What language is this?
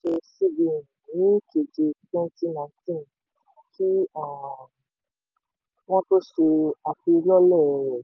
Yoruba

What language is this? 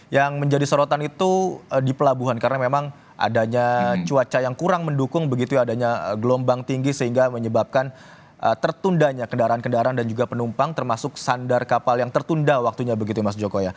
Indonesian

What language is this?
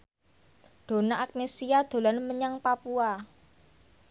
Javanese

